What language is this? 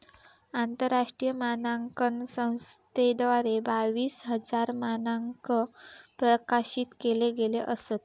Marathi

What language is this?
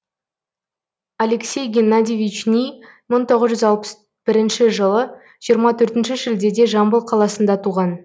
Kazakh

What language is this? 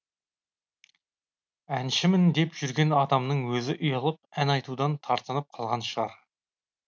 Kazakh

